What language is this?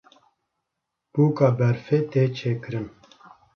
Kurdish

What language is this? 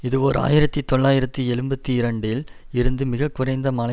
Tamil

